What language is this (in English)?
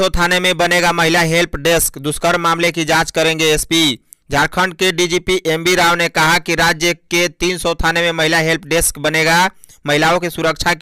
Hindi